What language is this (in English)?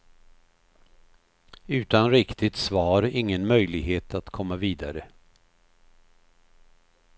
Swedish